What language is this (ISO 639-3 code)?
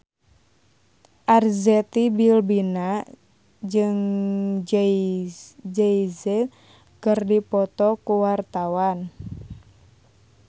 sun